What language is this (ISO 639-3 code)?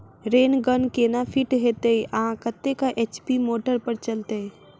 mai